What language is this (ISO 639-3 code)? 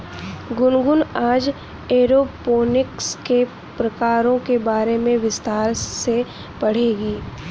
hin